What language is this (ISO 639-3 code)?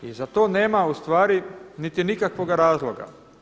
hrv